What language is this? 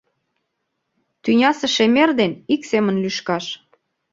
Mari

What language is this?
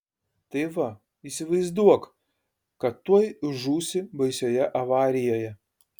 Lithuanian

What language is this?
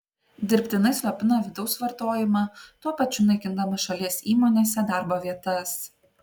Lithuanian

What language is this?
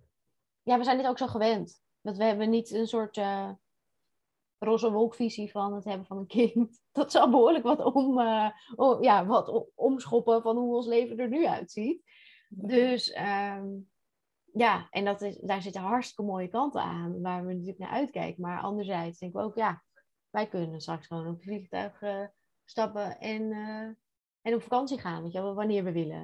Dutch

